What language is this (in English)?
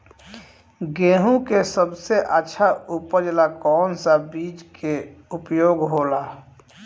Bhojpuri